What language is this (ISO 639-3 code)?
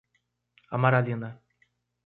por